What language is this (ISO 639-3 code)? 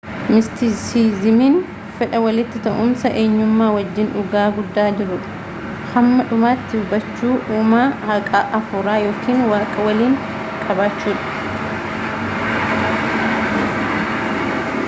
orm